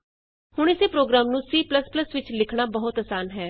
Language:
Punjabi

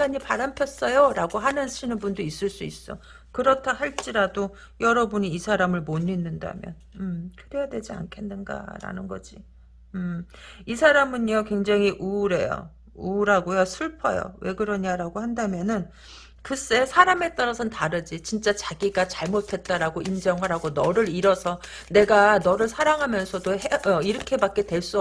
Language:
Korean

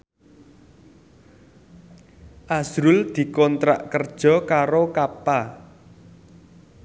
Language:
Javanese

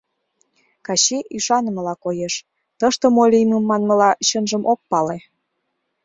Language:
Mari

